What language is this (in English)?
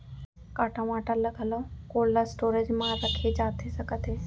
Chhattisgarhi